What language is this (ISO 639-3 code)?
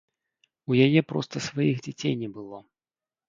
bel